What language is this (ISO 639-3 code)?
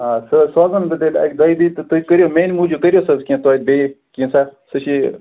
kas